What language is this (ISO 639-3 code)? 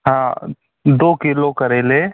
hin